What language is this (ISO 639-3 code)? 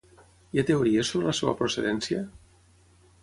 cat